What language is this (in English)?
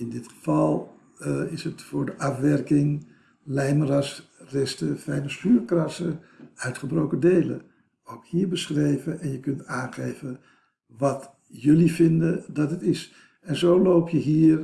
Dutch